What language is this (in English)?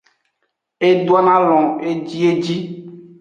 Aja (Benin)